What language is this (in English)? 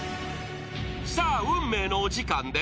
Japanese